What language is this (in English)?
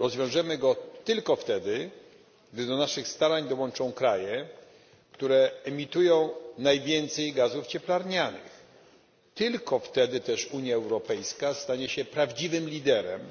Polish